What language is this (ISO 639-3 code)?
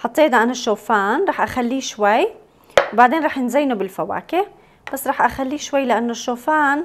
ara